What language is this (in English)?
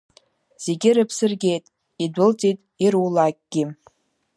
Abkhazian